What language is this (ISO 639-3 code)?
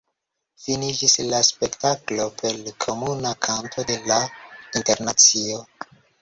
epo